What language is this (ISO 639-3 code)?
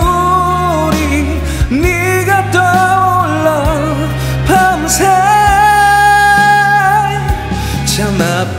kor